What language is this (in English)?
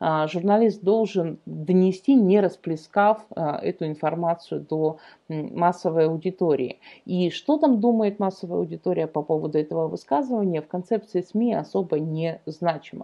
Russian